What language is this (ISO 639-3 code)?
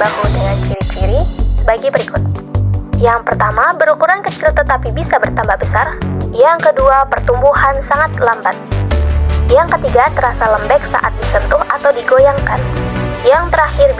ind